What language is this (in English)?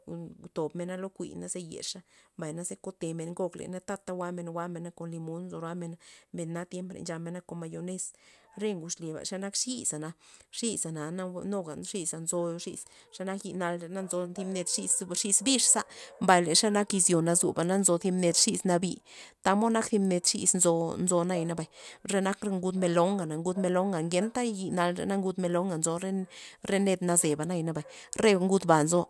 Loxicha Zapotec